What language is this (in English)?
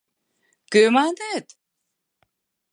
Mari